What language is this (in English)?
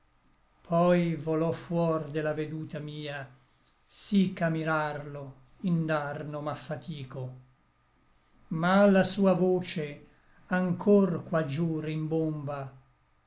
Italian